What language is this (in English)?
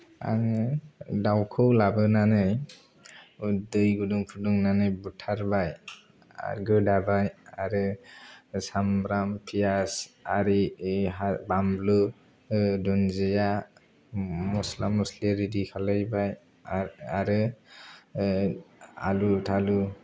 Bodo